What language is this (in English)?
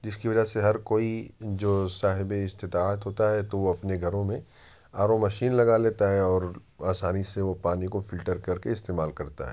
Urdu